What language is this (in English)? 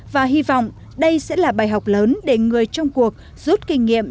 Vietnamese